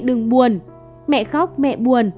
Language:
Vietnamese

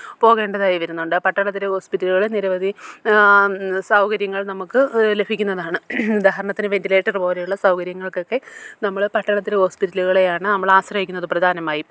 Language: Malayalam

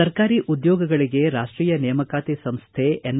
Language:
Kannada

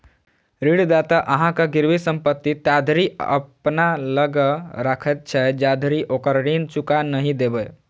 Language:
Maithili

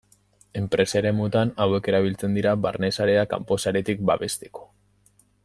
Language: Basque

